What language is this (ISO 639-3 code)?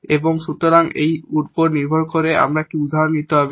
ben